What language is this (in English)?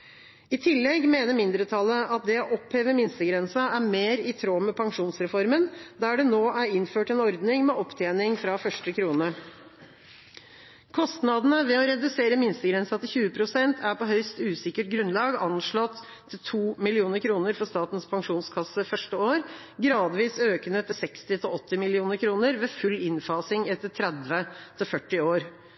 Norwegian Bokmål